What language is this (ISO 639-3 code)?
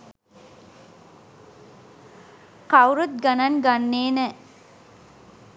sin